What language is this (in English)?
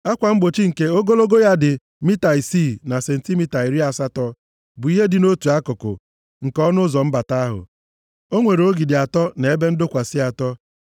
Igbo